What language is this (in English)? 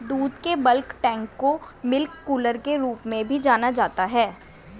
Hindi